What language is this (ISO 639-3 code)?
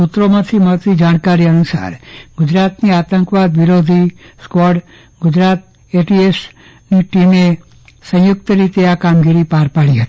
guj